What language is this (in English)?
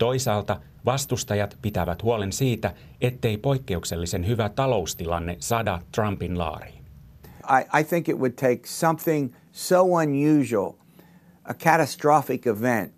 Finnish